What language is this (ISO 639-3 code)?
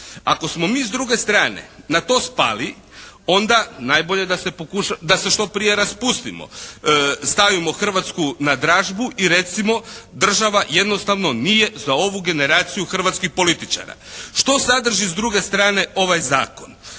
hrv